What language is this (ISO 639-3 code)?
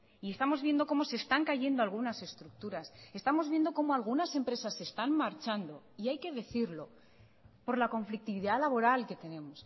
spa